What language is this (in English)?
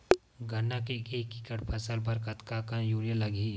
Chhattisgarhi